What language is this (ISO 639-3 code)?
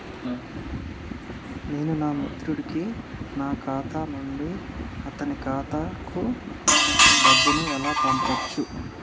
tel